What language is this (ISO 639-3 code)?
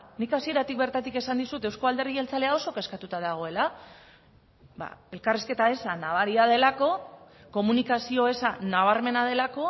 eus